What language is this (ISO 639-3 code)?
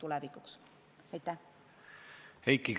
est